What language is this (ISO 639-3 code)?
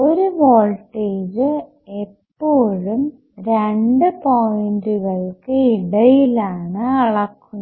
mal